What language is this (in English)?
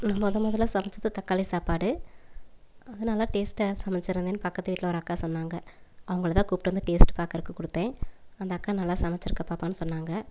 Tamil